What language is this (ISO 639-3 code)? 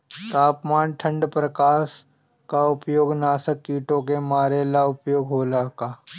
bho